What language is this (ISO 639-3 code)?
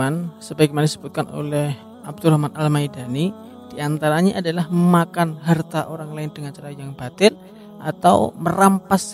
ind